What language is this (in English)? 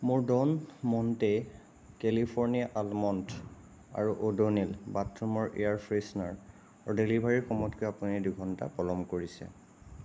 Assamese